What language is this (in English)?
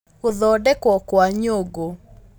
Kikuyu